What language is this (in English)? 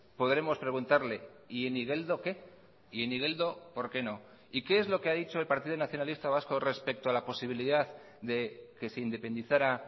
Spanish